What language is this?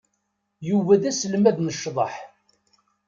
Kabyle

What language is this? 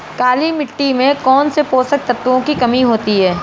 Hindi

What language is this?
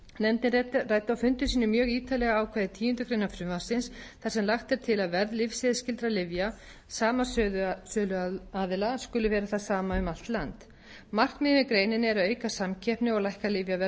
Icelandic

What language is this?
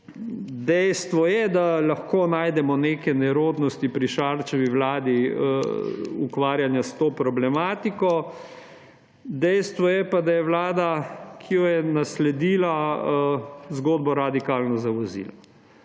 Slovenian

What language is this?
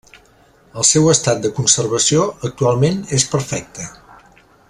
Catalan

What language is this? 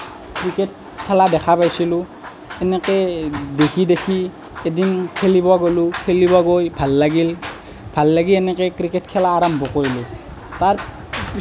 Assamese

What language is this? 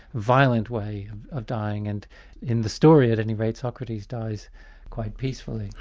English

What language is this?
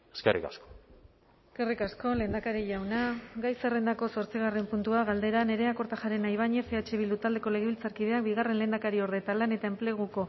Basque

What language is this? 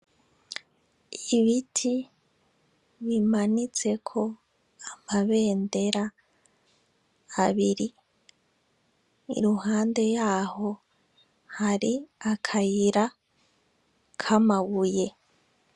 Rundi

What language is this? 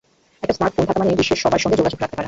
Bangla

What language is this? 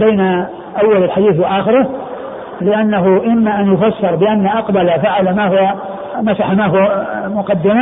Arabic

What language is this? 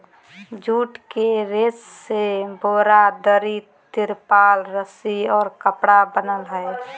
Magahi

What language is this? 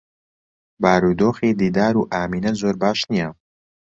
Central Kurdish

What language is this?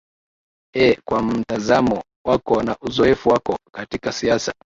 Swahili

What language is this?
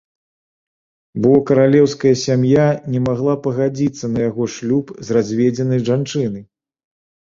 Belarusian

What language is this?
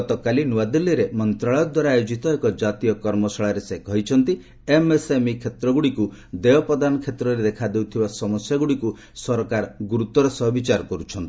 Odia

